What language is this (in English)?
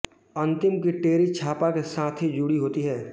Hindi